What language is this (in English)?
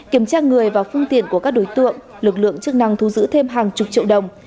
Vietnamese